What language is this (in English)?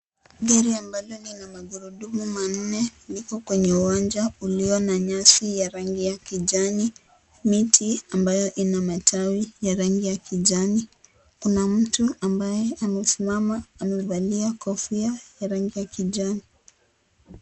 Swahili